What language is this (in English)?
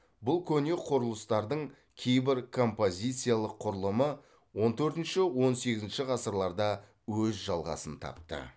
Kazakh